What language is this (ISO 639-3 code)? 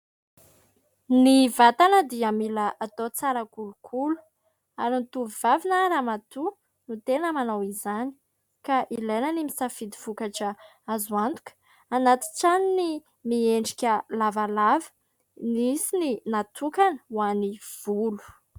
mlg